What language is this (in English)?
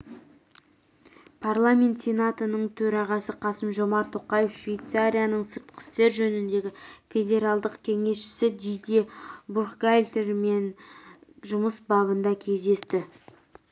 Kazakh